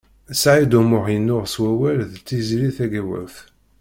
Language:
Kabyle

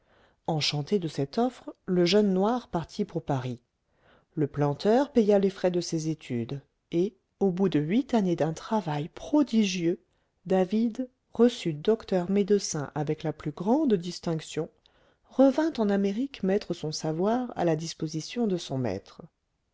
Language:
French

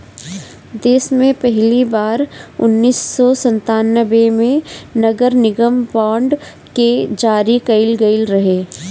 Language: Bhojpuri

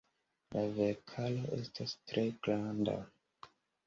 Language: Esperanto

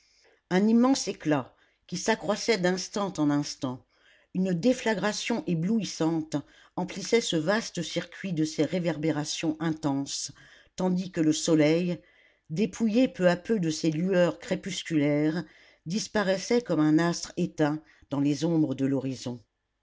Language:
French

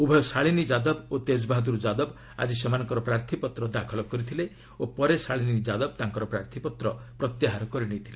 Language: Odia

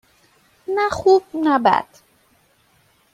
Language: Persian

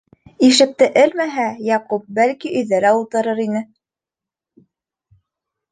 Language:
Bashkir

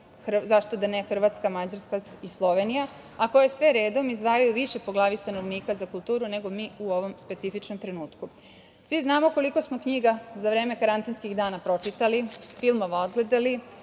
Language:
Serbian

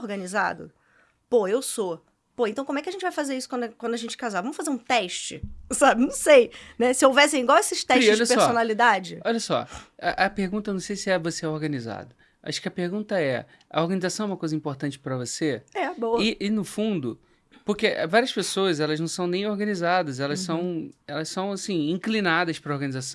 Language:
Portuguese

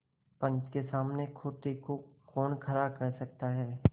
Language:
Hindi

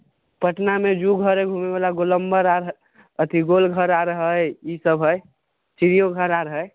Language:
Maithili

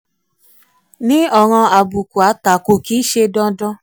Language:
Yoruba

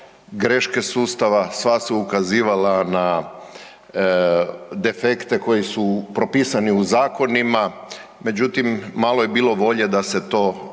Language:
Croatian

